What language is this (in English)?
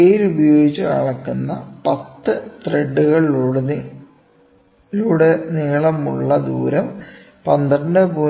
Malayalam